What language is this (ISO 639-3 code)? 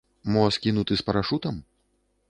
bel